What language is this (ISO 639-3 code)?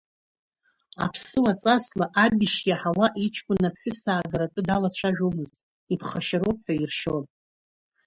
abk